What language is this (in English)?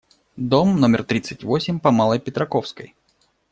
Russian